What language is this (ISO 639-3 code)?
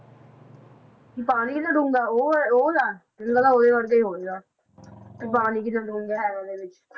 pan